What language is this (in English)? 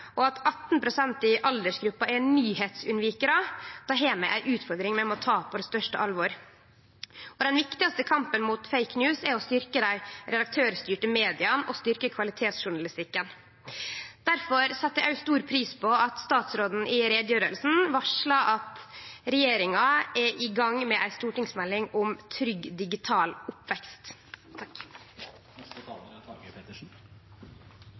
Norwegian Nynorsk